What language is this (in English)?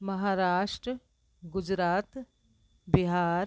Sindhi